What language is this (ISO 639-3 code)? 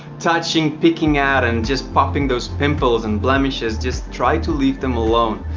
eng